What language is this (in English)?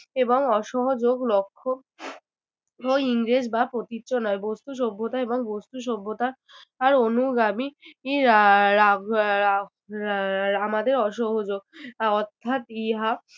Bangla